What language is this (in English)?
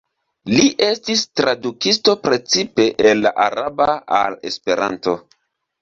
Esperanto